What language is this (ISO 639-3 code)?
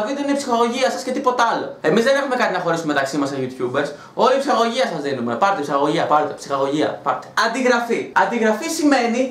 ell